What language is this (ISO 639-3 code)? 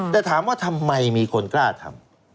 tha